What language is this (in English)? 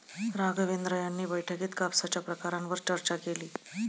Marathi